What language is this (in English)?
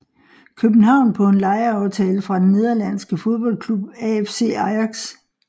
Danish